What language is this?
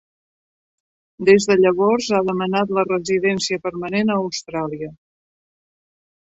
Catalan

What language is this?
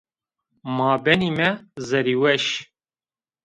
Zaza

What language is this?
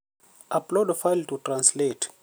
Luo (Kenya and Tanzania)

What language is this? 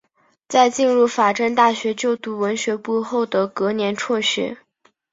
Chinese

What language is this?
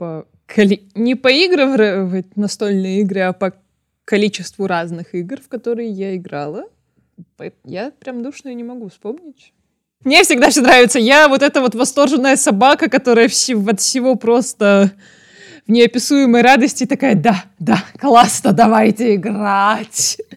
Russian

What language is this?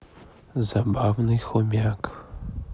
Russian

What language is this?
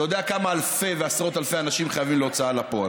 Hebrew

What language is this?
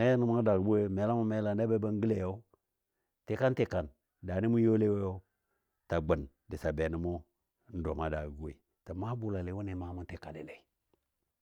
Dadiya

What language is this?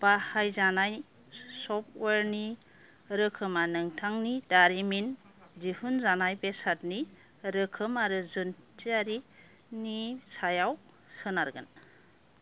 Bodo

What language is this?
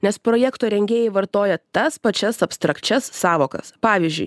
Lithuanian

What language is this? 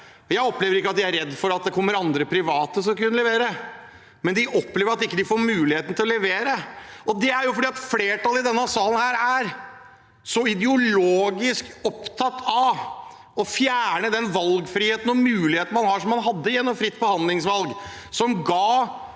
Norwegian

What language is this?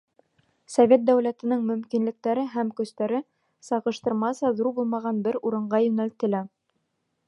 Bashkir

